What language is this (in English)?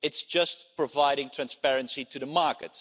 English